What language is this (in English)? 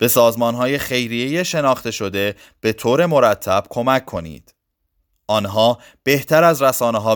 Persian